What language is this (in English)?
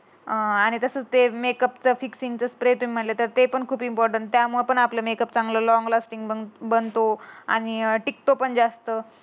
Marathi